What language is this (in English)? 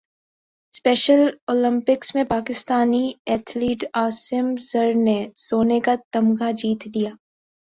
Urdu